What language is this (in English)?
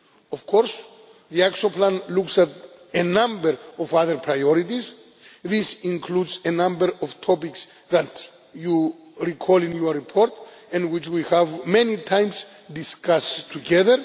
English